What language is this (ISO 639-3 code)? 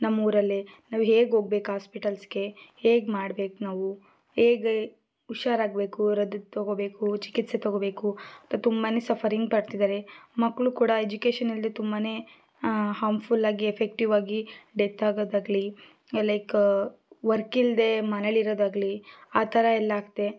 kan